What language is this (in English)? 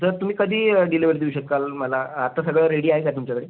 Marathi